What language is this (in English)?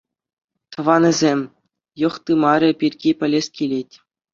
Chuvash